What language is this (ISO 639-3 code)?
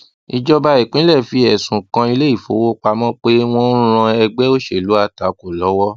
yor